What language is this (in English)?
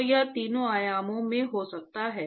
Hindi